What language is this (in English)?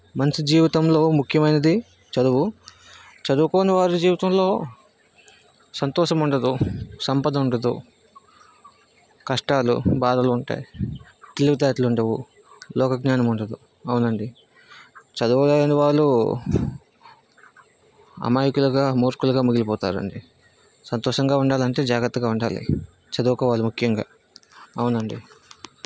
Telugu